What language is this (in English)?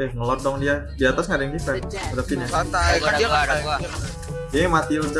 Indonesian